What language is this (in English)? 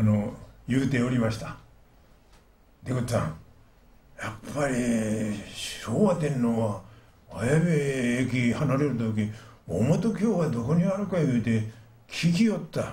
Japanese